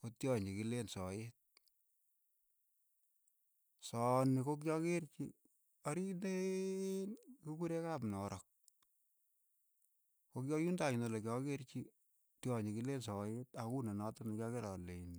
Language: Keiyo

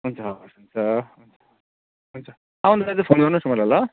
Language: Nepali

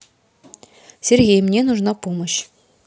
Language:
Russian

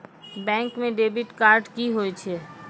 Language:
Maithili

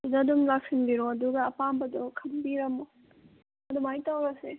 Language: Manipuri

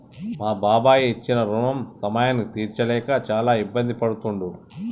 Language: Telugu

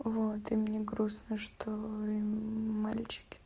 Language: Russian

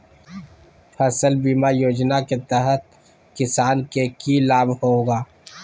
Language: Magahi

